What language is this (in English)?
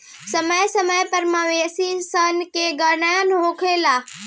Bhojpuri